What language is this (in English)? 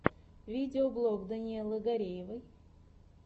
Russian